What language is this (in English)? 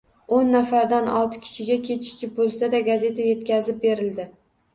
Uzbek